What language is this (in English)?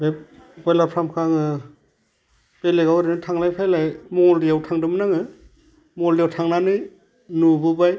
Bodo